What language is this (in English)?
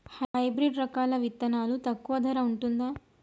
Telugu